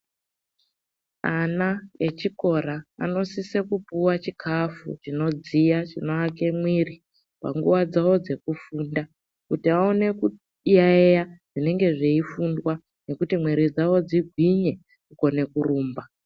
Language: Ndau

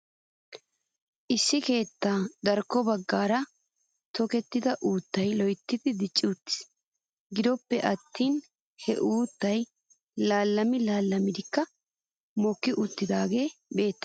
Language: Wolaytta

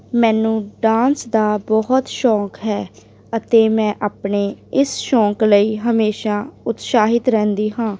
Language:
Punjabi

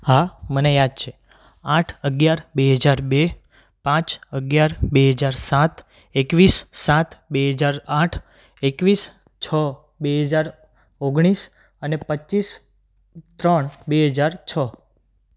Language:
Gujarati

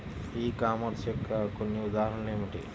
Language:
Telugu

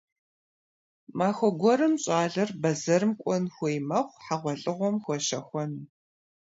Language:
Kabardian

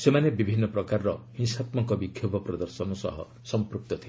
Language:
Odia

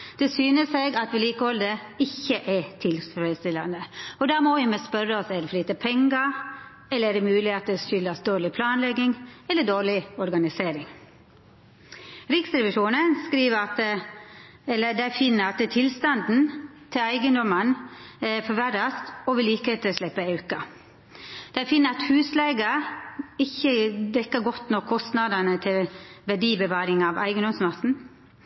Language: Norwegian Nynorsk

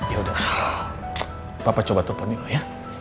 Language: Indonesian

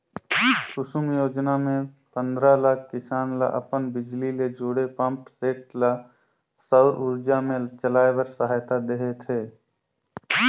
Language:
Chhattisgarhi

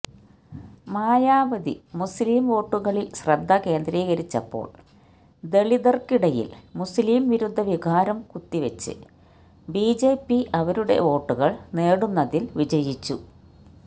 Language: Malayalam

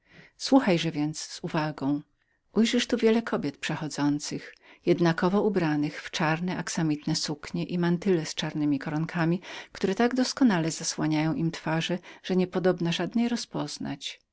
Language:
Polish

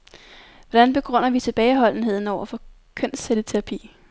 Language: Danish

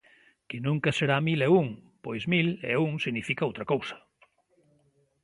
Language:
Galician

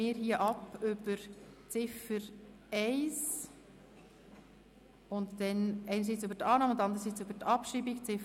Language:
Swiss German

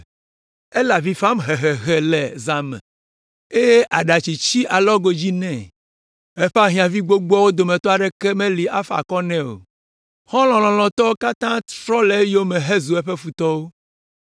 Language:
Ewe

